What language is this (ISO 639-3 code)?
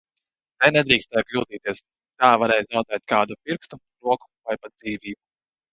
lav